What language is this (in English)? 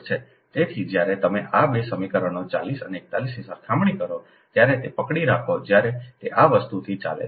Gujarati